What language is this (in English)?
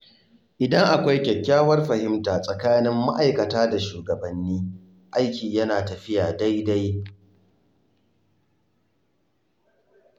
Hausa